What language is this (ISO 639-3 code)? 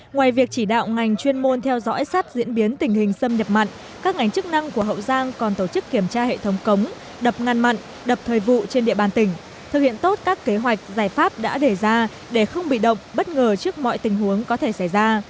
vie